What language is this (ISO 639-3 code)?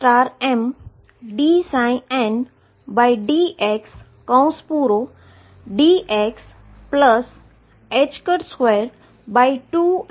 guj